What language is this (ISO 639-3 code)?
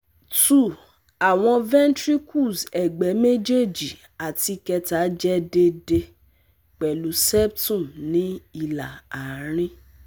yor